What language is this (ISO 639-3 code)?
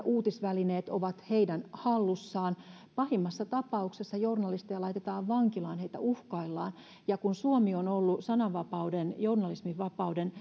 fin